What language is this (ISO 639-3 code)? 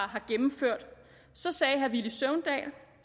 dan